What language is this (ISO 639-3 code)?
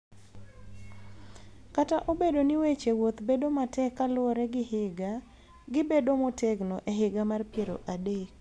luo